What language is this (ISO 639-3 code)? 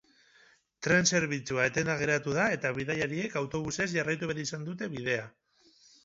eus